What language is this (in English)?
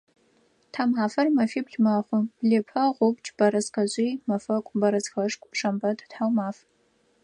Adyghe